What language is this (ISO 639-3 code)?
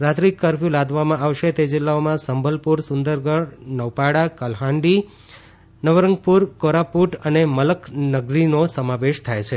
guj